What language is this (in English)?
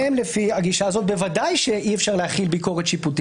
Hebrew